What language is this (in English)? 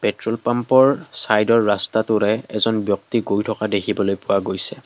Assamese